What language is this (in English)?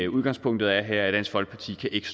Danish